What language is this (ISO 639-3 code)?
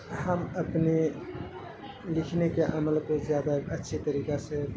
urd